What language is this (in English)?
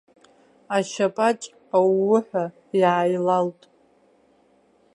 Abkhazian